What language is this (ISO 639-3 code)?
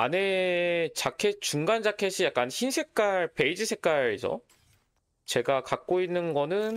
kor